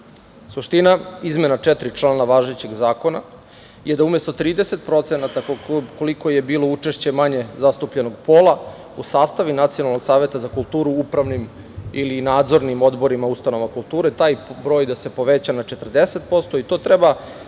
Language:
Serbian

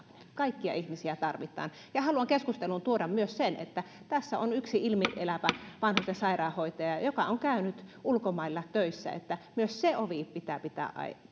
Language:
Finnish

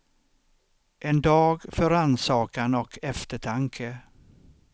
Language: Swedish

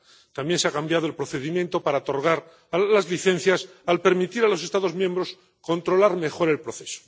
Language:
Spanish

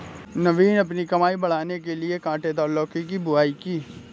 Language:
Hindi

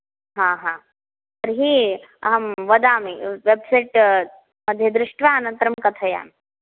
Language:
Sanskrit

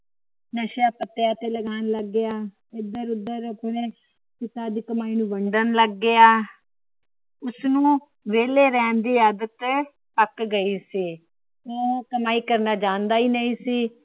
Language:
Punjabi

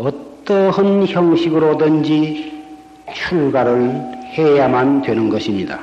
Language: Korean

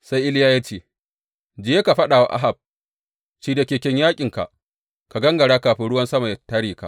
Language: Hausa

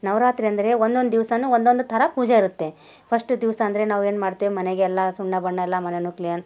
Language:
Kannada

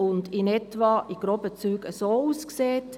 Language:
Swiss German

